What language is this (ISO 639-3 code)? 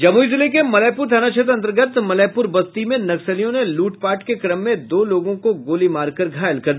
hin